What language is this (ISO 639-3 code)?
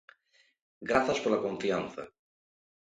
glg